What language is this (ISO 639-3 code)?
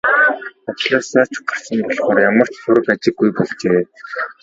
mon